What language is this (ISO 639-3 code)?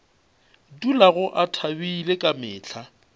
nso